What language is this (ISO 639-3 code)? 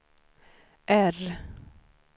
swe